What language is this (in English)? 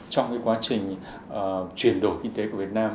Vietnamese